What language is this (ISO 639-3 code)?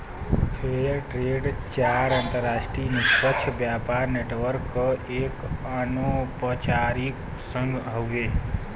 bho